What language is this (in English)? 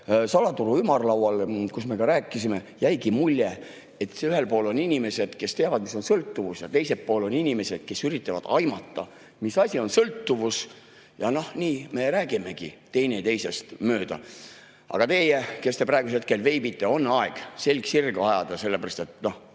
Estonian